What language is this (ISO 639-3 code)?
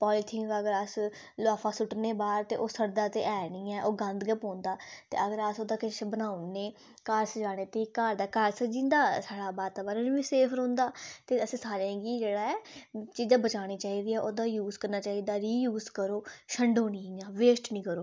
doi